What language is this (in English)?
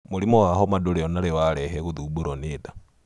Kikuyu